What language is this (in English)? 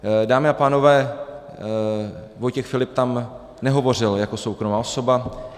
Czech